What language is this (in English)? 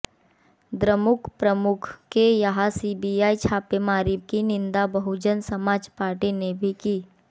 Hindi